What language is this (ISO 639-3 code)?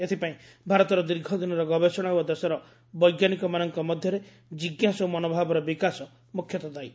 ori